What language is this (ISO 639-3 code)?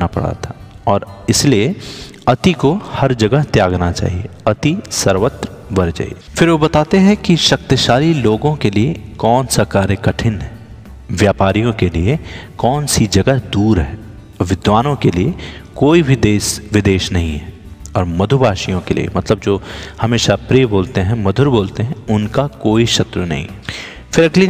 hin